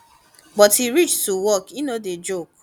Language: Nigerian Pidgin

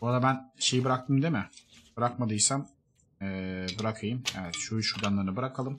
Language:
Turkish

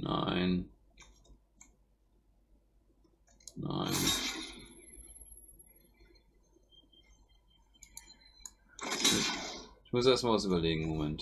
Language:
German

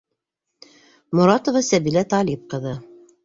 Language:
Bashkir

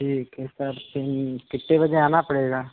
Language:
Hindi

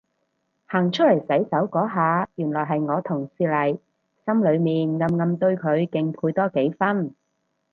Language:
Cantonese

